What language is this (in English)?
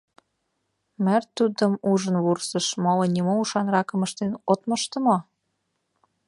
Mari